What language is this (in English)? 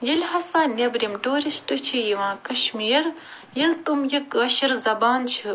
Kashmiri